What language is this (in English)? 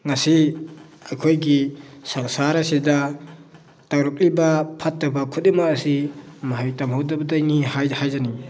Manipuri